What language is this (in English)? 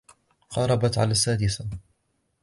Arabic